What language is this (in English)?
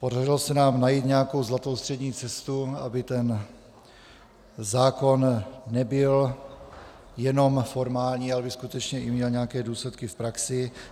Czech